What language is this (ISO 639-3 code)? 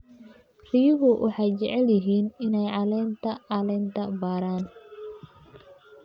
som